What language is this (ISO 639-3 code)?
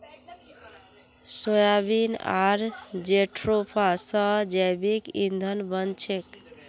mag